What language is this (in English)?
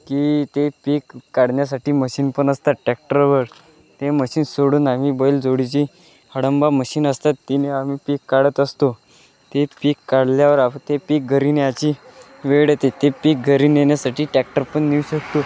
Marathi